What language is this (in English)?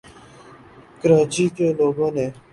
Urdu